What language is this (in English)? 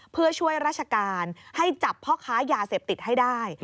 Thai